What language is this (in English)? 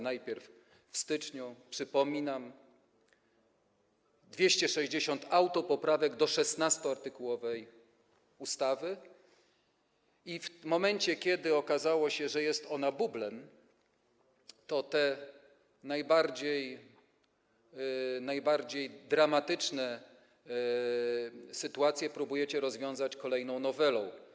Polish